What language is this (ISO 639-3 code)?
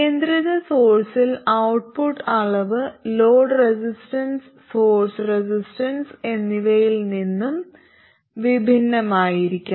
mal